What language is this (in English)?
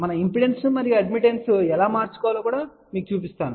Telugu